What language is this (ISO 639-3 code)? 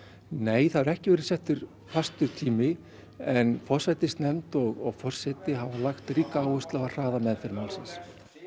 isl